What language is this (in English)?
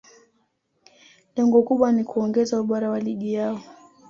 Swahili